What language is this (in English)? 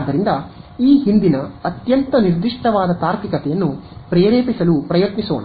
Kannada